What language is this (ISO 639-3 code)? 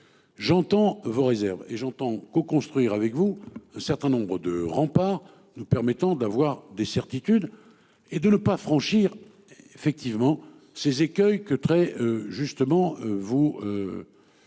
fra